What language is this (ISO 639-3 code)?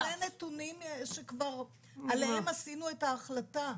heb